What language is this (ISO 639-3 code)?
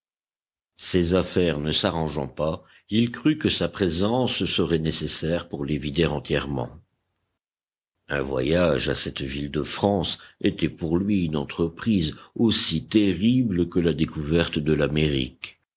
fra